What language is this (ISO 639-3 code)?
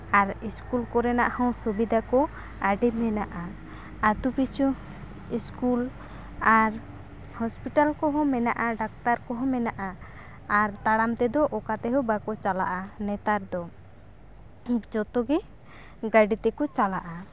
sat